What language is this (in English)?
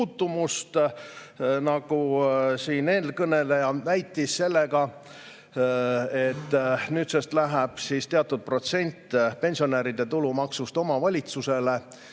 Estonian